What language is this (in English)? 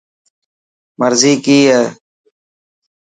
Dhatki